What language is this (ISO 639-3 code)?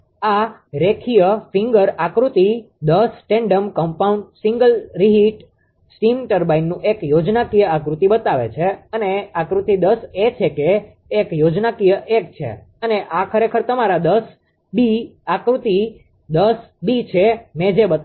guj